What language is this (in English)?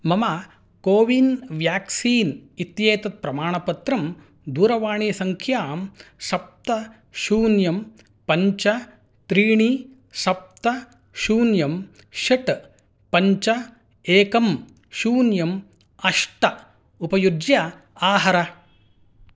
Sanskrit